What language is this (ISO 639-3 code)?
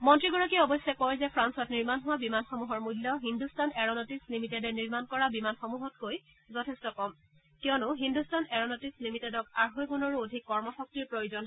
asm